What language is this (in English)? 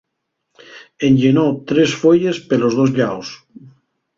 Asturian